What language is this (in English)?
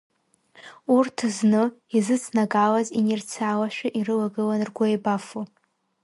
Abkhazian